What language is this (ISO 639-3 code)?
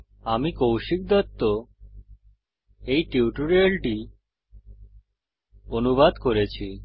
ben